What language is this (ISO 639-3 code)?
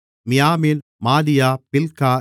tam